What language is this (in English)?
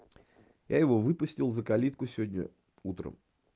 Russian